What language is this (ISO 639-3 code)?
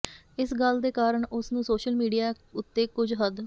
pan